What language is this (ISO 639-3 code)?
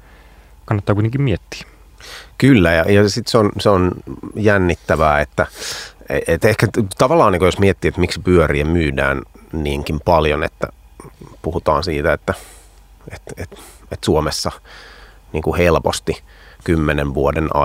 fin